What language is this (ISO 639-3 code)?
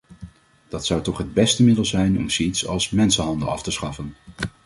nld